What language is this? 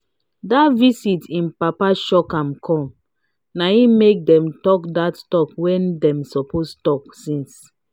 Nigerian Pidgin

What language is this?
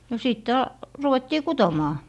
Finnish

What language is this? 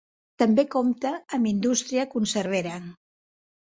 Catalan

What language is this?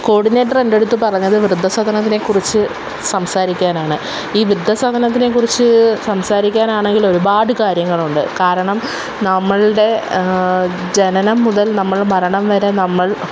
Malayalam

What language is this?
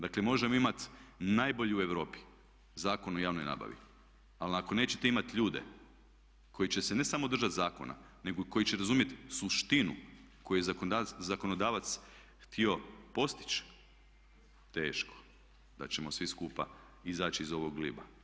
Croatian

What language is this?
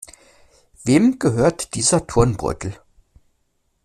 German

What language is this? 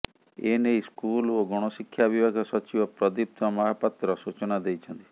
Odia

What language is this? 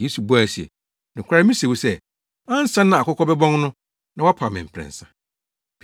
Akan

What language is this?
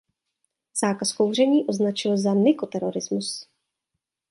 Czech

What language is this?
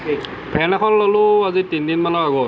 Assamese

